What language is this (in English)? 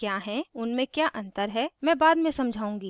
Hindi